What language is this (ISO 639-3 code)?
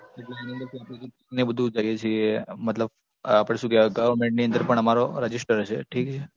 guj